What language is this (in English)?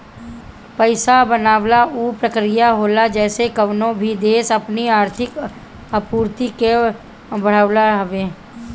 Bhojpuri